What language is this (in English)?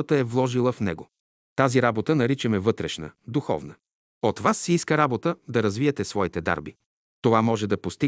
Bulgarian